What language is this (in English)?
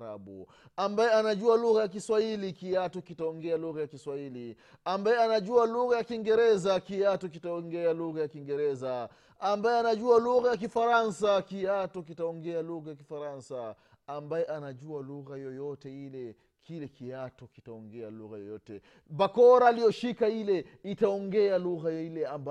Swahili